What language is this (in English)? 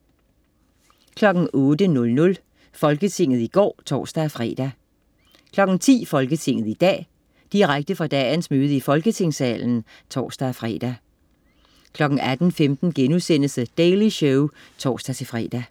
Danish